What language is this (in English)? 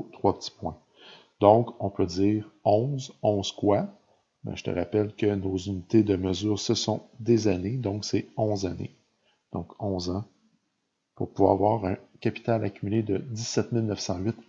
French